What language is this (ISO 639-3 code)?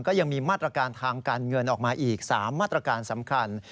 tha